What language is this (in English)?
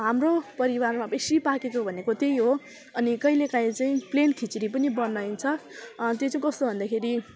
Nepali